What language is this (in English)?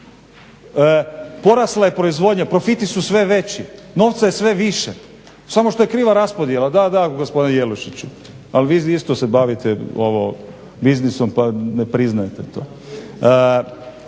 Croatian